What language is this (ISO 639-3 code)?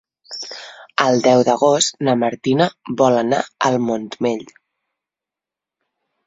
cat